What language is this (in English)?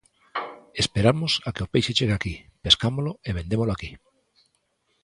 Galician